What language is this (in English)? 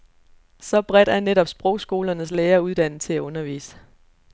Danish